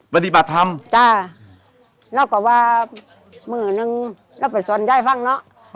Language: Thai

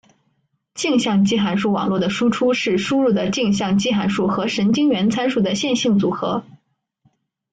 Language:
Chinese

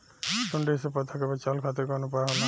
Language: Bhojpuri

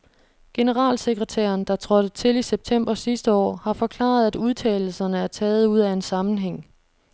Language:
Danish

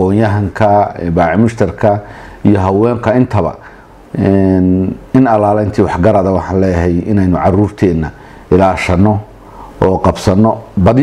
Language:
Arabic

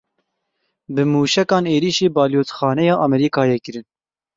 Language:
Kurdish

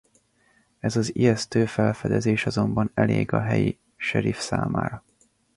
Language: Hungarian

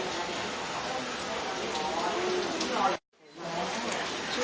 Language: Thai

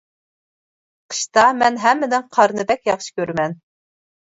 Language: Uyghur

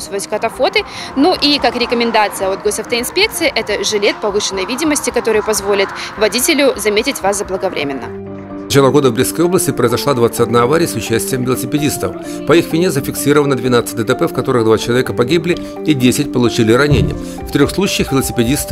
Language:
Russian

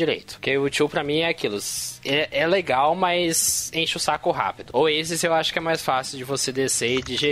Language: Portuguese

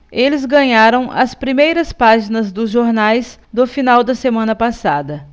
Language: Portuguese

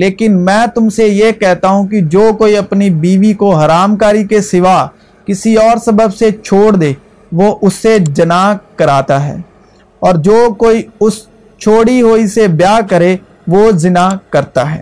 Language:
Urdu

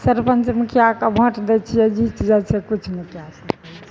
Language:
Maithili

